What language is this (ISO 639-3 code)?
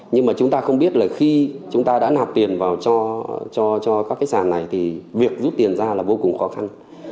vie